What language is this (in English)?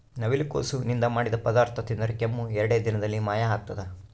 Kannada